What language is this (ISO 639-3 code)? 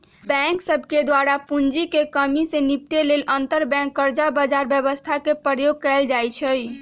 mag